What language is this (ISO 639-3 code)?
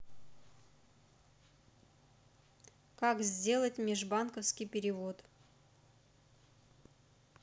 rus